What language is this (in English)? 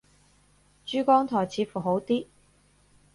Cantonese